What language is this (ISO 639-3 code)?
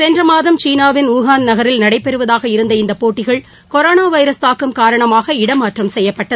tam